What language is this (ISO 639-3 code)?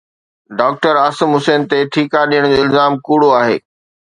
snd